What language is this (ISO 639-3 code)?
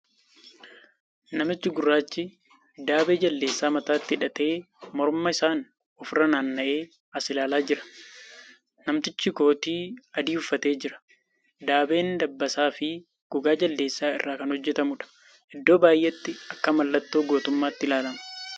orm